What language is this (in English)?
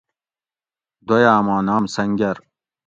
Gawri